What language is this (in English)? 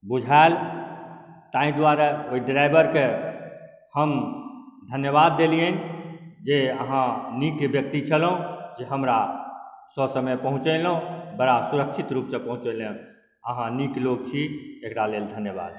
Maithili